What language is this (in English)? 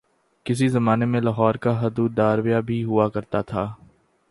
Urdu